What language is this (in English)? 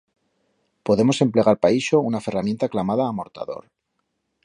Aragonese